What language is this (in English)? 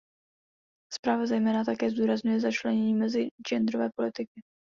Czech